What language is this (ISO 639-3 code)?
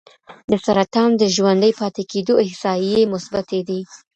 pus